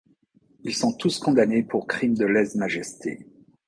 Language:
French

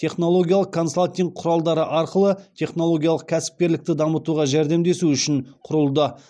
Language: Kazakh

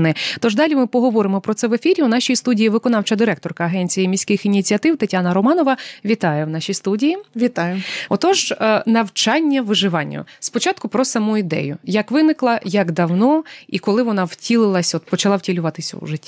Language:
Ukrainian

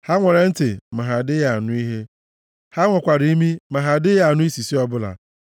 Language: Igbo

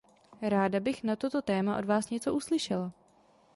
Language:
Czech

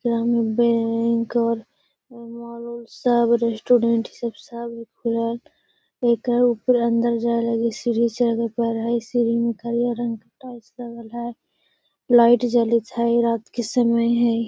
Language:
Magahi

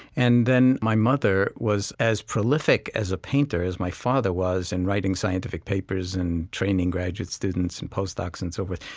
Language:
English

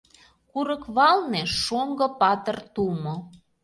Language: Mari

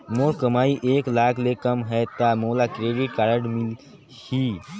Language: Chhattisgarhi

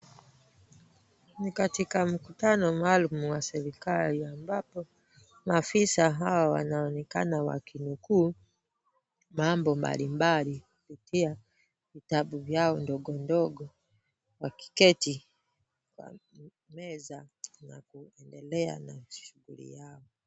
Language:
Swahili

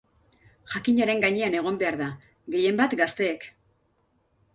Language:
Basque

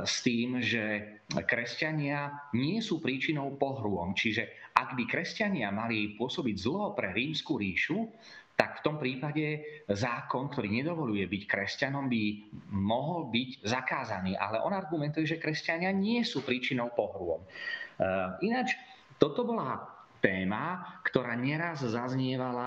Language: Slovak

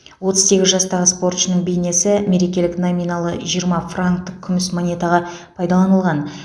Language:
Kazakh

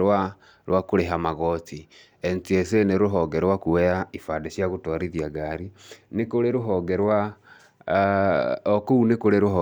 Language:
Kikuyu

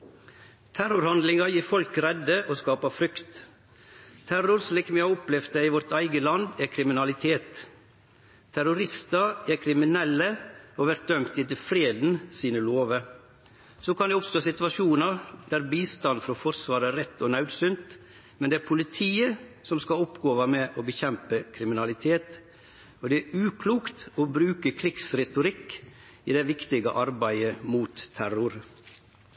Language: Norwegian Nynorsk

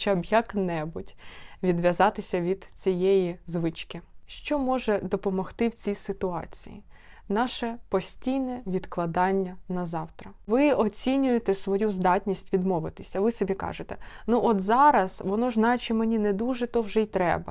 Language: Ukrainian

